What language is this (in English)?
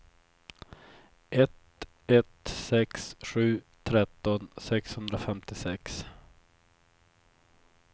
Swedish